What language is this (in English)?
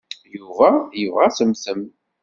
Kabyle